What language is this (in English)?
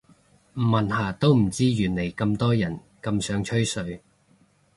Cantonese